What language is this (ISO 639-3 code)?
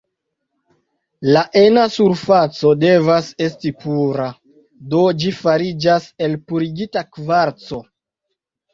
epo